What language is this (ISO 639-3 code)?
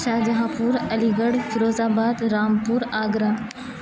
urd